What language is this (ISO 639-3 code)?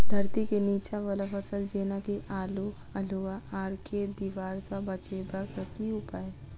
mai